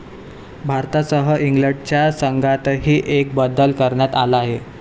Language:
Marathi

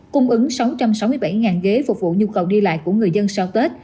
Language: Vietnamese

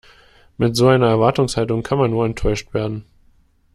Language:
German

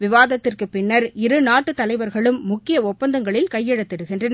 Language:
Tamil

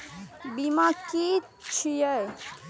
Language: Maithili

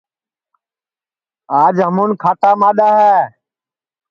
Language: Sansi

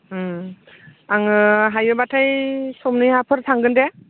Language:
Bodo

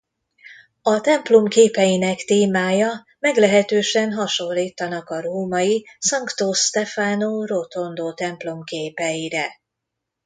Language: Hungarian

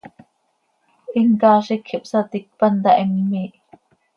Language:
Seri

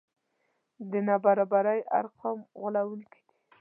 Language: Pashto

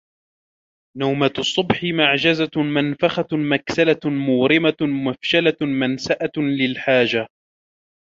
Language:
Arabic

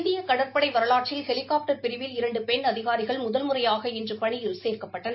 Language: Tamil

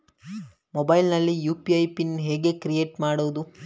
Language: Kannada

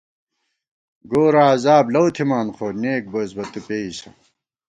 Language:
Gawar-Bati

